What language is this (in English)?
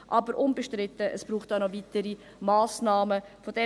Swiss German